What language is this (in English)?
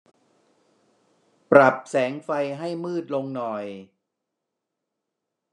Thai